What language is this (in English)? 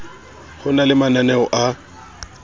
Southern Sotho